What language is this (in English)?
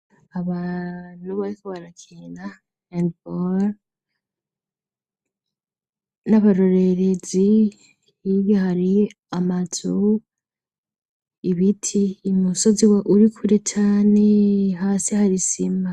Rundi